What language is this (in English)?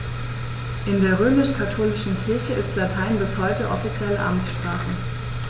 German